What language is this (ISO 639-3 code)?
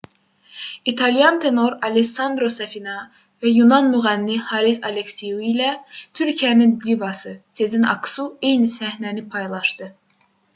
aze